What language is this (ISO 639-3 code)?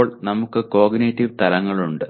mal